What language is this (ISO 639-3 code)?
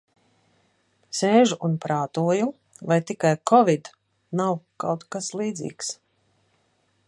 lav